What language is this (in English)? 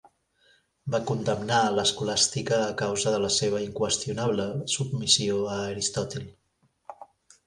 Catalan